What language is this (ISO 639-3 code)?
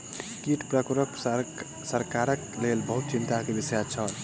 mai